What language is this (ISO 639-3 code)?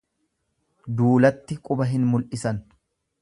orm